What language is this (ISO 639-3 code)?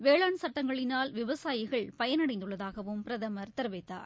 tam